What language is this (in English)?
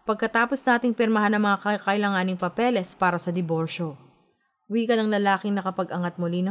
Filipino